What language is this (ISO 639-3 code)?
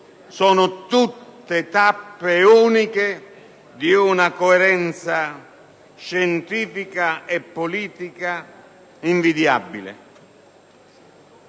ita